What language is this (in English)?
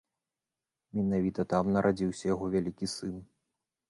Belarusian